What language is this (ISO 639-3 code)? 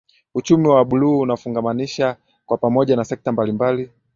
swa